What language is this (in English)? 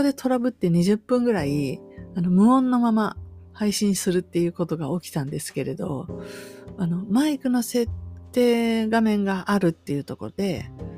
Japanese